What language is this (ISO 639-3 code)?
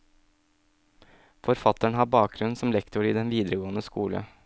nor